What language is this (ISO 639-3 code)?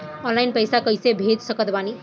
bho